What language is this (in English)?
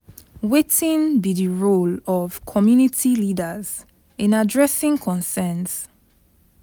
Nigerian Pidgin